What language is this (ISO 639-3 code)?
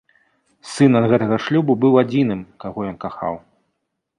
bel